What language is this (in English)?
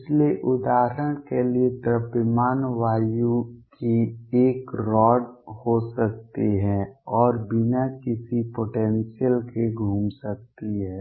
Hindi